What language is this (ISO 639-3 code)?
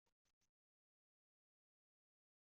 kab